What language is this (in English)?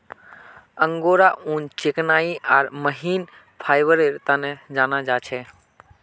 Magahi